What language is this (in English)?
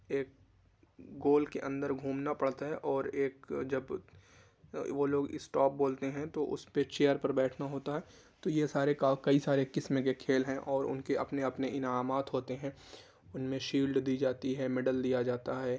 Urdu